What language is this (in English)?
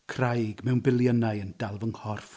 Welsh